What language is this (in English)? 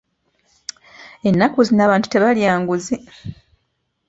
Ganda